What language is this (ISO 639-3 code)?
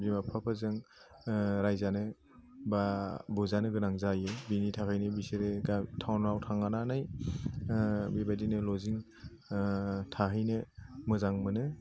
brx